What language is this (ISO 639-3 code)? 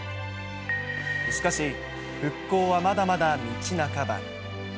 jpn